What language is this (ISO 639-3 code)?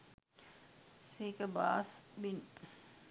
sin